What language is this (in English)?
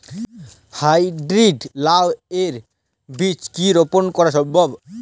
Bangla